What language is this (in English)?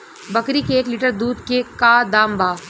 Bhojpuri